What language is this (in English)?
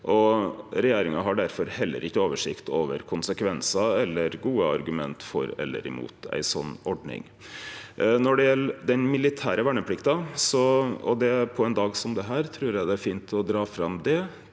Norwegian